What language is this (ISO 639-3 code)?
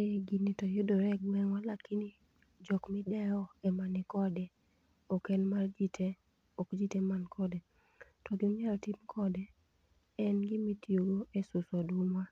luo